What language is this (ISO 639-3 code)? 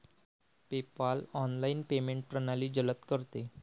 mar